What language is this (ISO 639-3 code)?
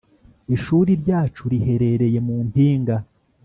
kin